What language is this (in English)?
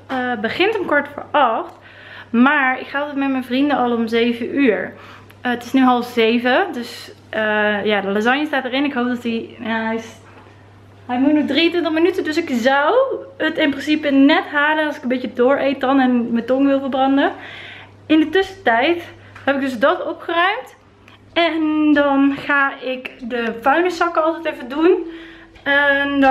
Dutch